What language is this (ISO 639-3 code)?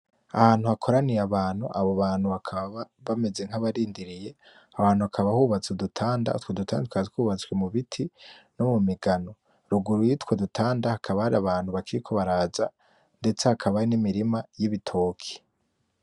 run